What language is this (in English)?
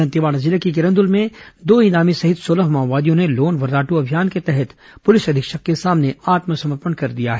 Hindi